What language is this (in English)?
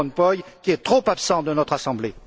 French